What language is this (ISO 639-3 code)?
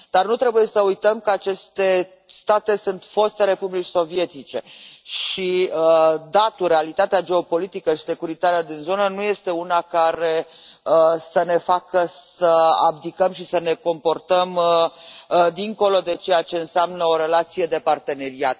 ron